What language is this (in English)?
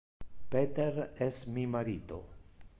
Interlingua